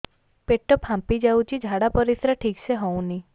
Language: Odia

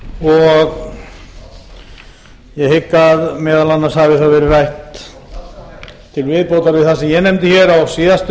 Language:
Icelandic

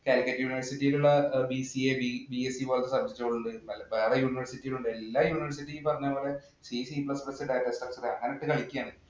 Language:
Malayalam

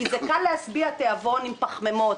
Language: Hebrew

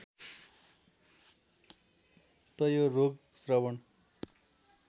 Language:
Nepali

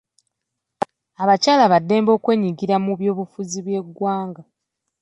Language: Ganda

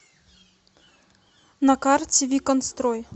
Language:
Russian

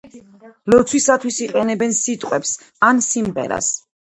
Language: Georgian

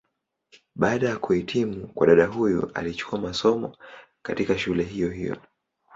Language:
Swahili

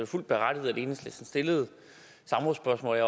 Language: Danish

